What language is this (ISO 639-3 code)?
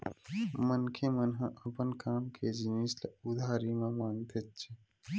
hne